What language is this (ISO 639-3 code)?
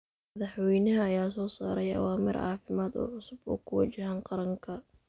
som